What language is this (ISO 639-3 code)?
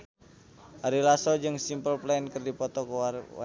sun